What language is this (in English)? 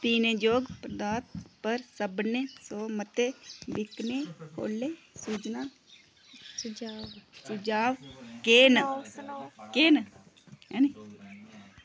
Dogri